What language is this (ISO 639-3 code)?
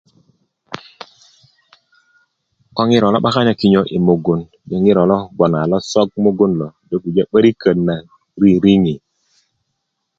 ukv